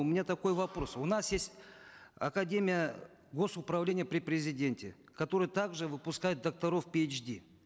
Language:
Kazakh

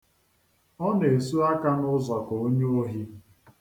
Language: Igbo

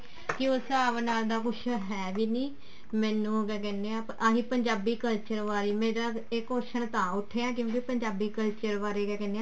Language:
Punjabi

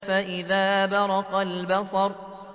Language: Arabic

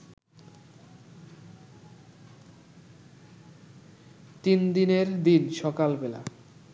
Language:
Bangla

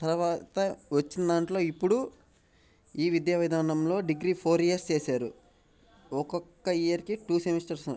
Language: Telugu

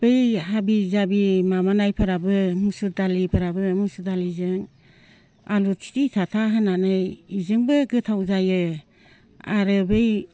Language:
Bodo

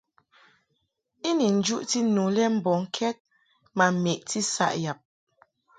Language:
Mungaka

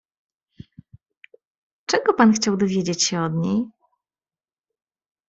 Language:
Polish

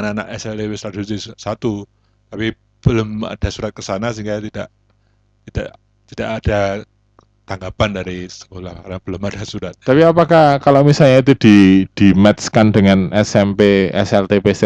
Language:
Indonesian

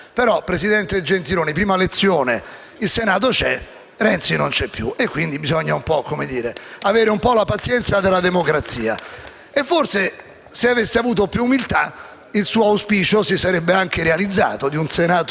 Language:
Italian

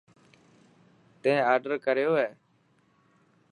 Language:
Dhatki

